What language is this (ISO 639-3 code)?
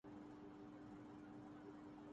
urd